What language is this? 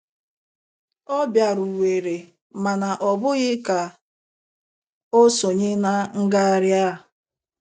Igbo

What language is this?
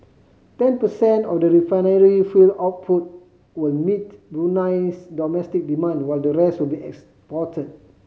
English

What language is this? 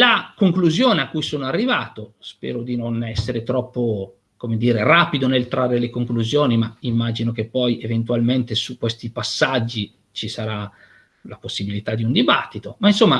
Italian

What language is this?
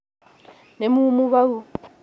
Kikuyu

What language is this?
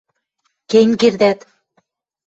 Western Mari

